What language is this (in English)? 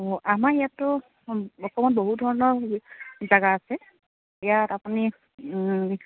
Assamese